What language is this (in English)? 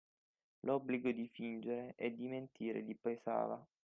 Italian